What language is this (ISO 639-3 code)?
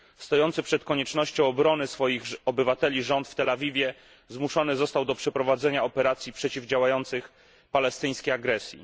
pol